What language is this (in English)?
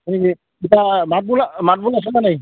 Assamese